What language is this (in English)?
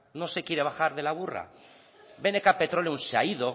Spanish